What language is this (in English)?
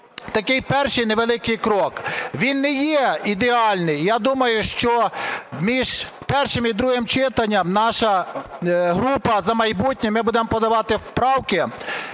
Ukrainian